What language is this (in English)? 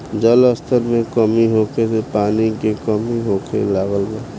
Bhojpuri